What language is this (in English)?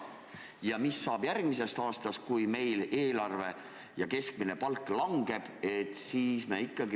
Estonian